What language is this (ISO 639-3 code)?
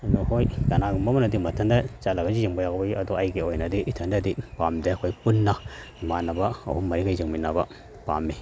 mni